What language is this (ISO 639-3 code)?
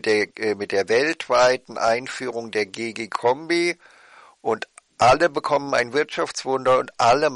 deu